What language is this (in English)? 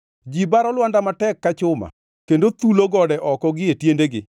Luo (Kenya and Tanzania)